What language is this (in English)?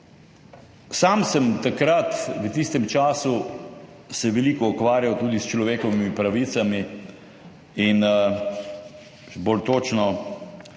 Slovenian